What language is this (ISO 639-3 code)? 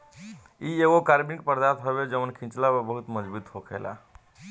bho